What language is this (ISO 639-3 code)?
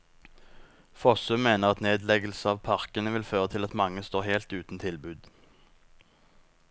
nor